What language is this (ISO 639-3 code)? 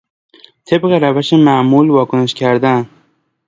fas